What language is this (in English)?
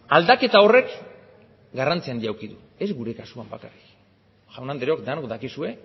Basque